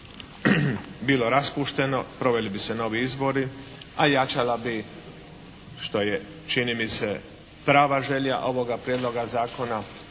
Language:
Croatian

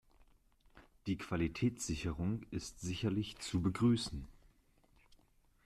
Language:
German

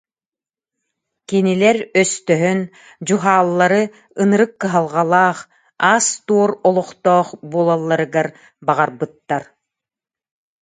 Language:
Yakut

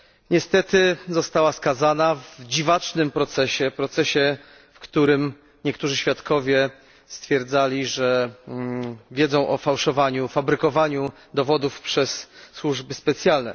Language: Polish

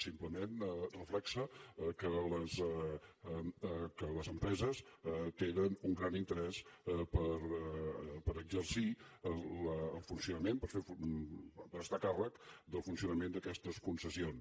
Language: Catalan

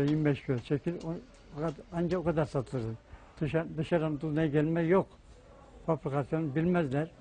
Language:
Turkish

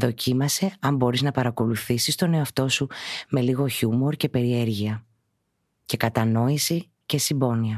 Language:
Greek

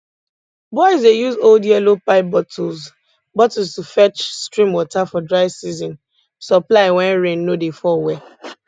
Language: Nigerian Pidgin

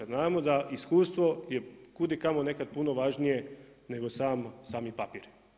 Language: Croatian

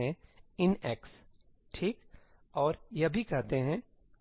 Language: Hindi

